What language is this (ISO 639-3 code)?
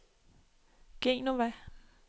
dan